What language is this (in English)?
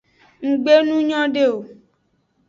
Aja (Benin)